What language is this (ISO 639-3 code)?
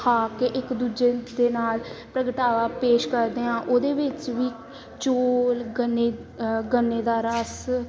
pan